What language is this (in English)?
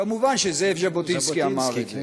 Hebrew